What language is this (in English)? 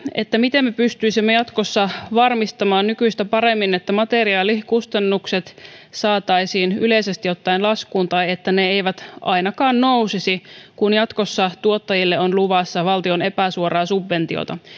Finnish